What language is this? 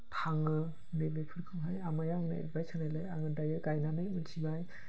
Bodo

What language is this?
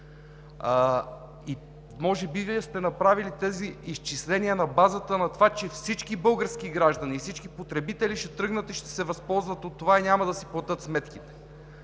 Bulgarian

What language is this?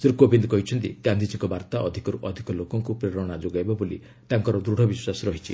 Odia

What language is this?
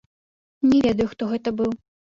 Belarusian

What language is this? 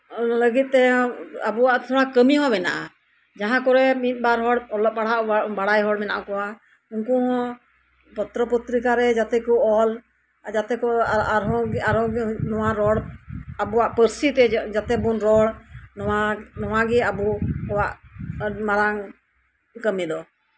Santali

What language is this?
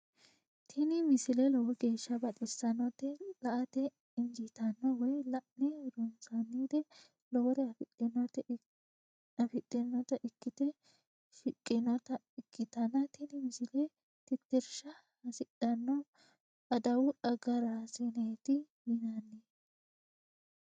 Sidamo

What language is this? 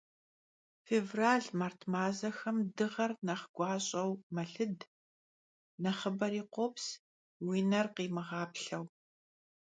Kabardian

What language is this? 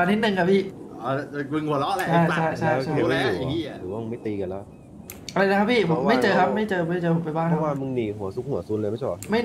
Thai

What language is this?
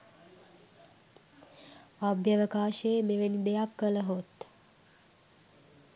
Sinhala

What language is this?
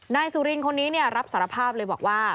Thai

